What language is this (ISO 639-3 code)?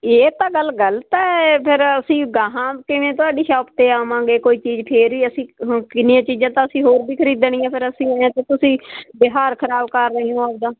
pan